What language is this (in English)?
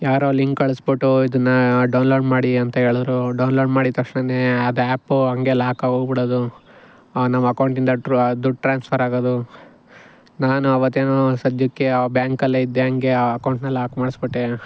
Kannada